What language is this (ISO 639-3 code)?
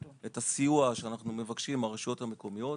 heb